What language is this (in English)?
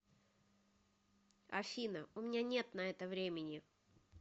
Russian